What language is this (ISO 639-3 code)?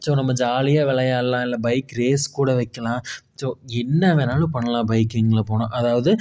tam